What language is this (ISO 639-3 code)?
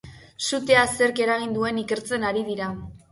eus